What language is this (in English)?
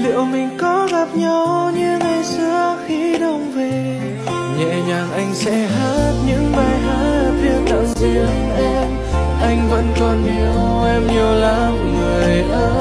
Vietnamese